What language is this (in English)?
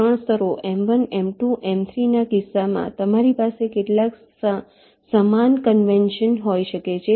Gujarati